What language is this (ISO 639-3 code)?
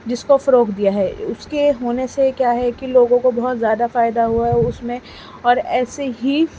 urd